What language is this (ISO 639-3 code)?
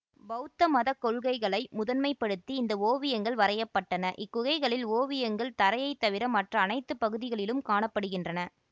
tam